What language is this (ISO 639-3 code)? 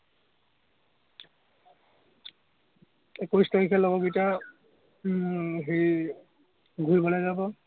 asm